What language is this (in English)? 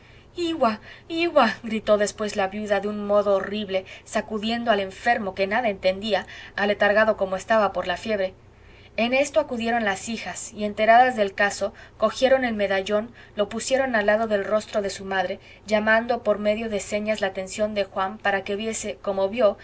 Spanish